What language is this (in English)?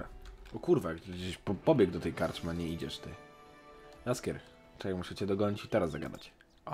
Polish